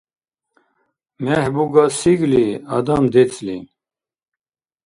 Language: Dargwa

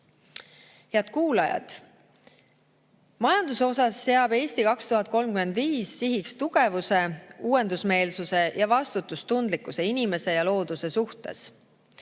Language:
Estonian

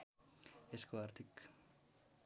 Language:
Nepali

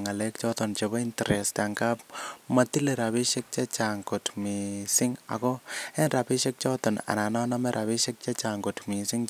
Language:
Kalenjin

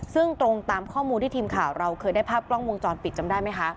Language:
Thai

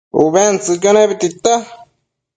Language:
Matsés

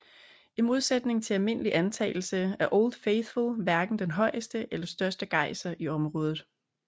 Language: Danish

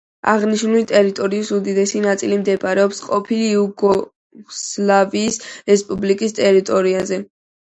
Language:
Georgian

